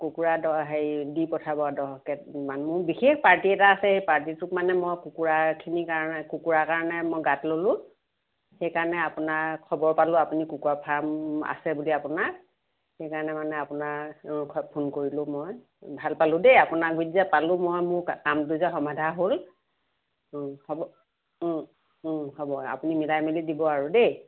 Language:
Assamese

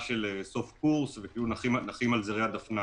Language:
Hebrew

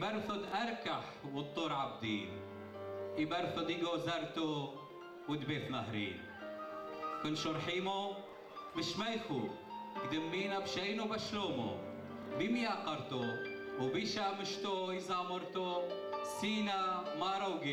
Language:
Arabic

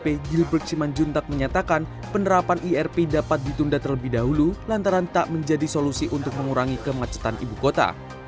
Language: Indonesian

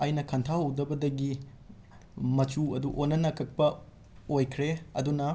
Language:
Manipuri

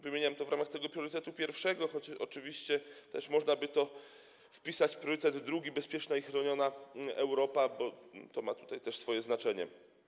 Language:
Polish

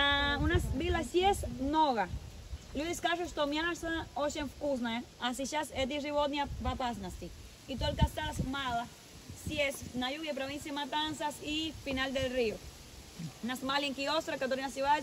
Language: Russian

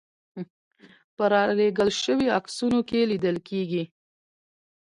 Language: Pashto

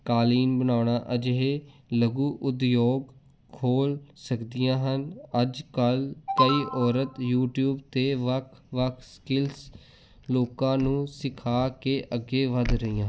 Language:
Punjabi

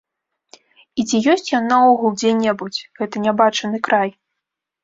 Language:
Belarusian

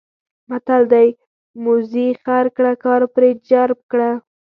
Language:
Pashto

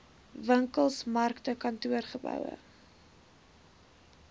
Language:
Afrikaans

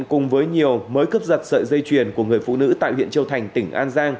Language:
Vietnamese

